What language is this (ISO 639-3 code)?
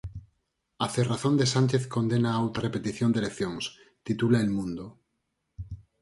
glg